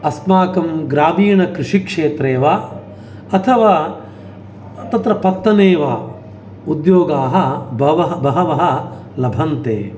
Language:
Sanskrit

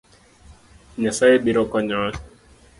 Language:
Luo (Kenya and Tanzania)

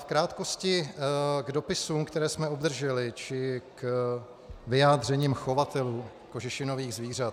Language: Czech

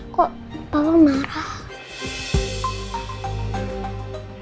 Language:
Indonesian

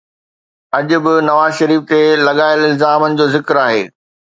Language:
Sindhi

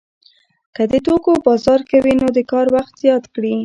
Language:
Pashto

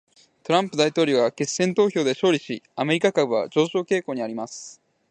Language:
Japanese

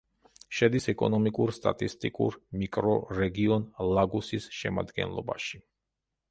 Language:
Georgian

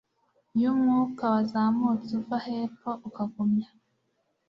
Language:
Kinyarwanda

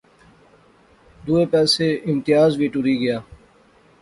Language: Pahari-Potwari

